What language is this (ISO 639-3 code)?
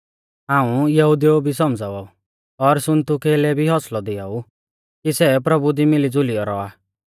bfz